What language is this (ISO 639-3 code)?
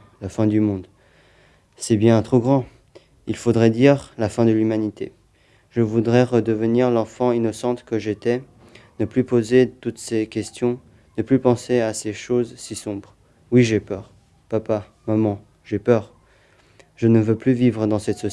fra